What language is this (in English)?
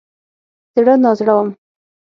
Pashto